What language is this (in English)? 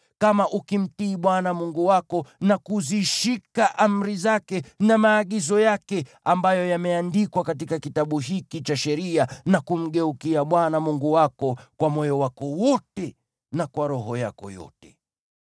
Swahili